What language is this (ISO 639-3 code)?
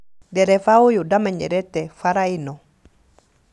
kik